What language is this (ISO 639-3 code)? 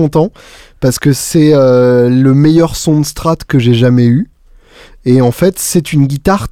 fra